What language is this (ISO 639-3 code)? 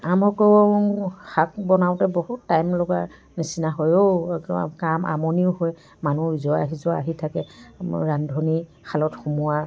asm